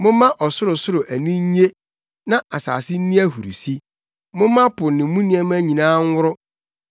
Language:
Akan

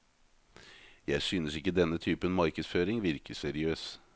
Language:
Norwegian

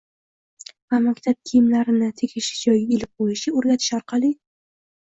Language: Uzbek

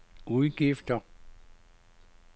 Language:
Danish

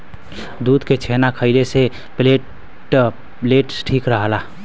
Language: Bhojpuri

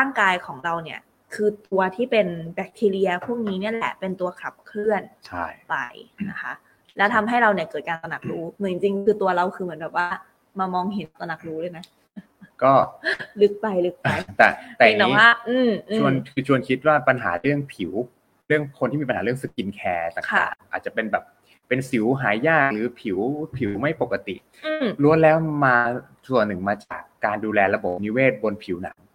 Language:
Thai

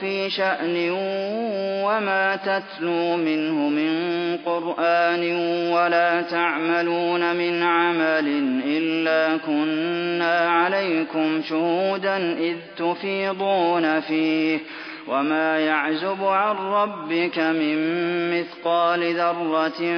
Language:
Arabic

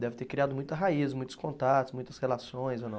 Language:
Portuguese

